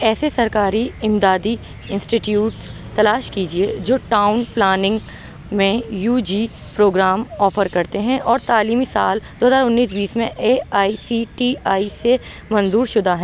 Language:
Urdu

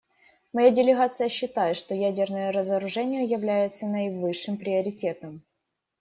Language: Russian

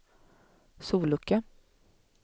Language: Swedish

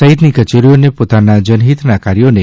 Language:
Gujarati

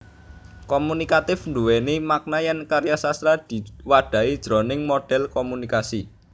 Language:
Javanese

